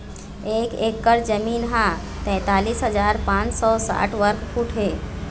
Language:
Chhattisgarhi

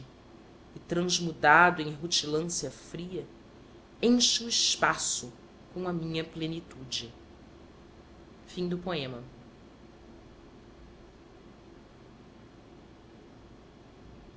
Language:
Portuguese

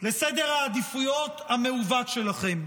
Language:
Hebrew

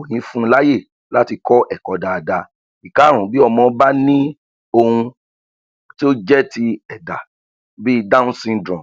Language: Yoruba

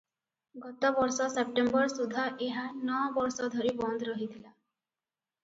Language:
Odia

